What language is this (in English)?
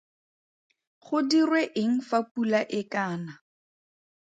Tswana